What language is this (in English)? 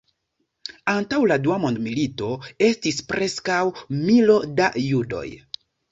Esperanto